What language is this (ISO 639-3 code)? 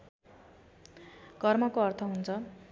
nep